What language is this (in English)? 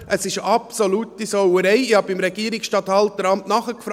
Swiss German